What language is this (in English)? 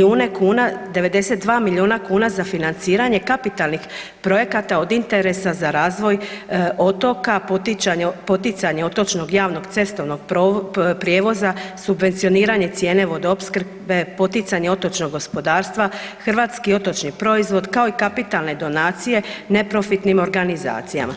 Croatian